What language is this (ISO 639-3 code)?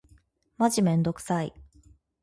jpn